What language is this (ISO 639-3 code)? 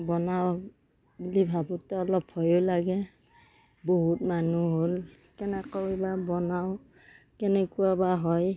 asm